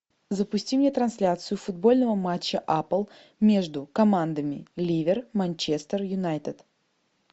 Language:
Russian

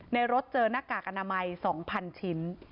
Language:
Thai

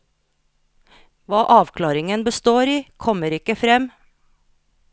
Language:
Norwegian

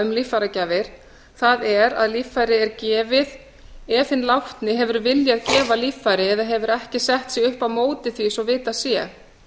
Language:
Icelandic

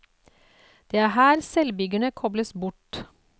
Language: Norwegian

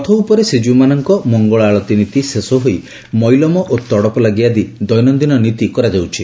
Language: Odia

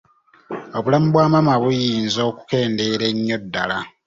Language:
Ganda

